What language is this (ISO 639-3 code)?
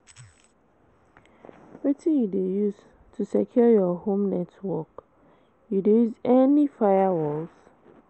pcm